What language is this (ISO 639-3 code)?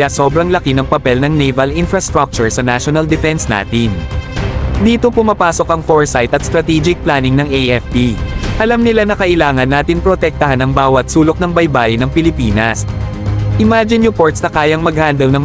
fil